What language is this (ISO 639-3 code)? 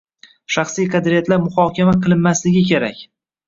uzb